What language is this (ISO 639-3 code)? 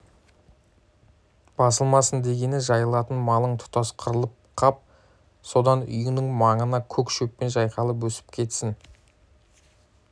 kaz